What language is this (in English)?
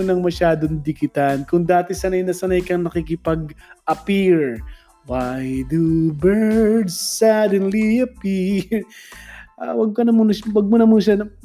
Filipino